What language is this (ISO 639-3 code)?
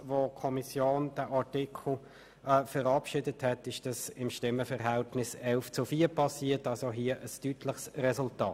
gsw